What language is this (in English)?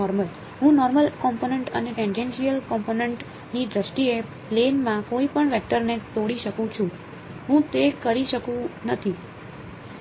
Gujarati